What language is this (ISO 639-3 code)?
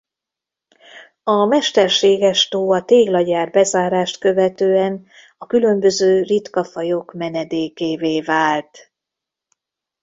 hun